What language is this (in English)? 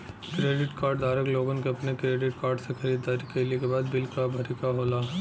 Bhojpuri